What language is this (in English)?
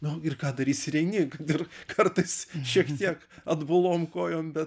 Lithuanian